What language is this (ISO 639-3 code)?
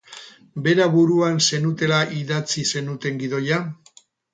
eus